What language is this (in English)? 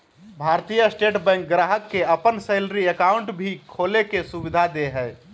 Magahi